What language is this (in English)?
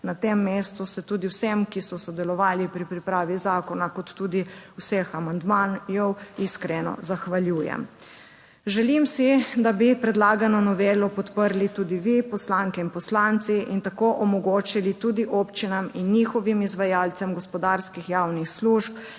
Slovenian